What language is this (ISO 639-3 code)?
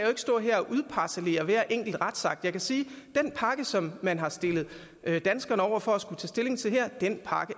dan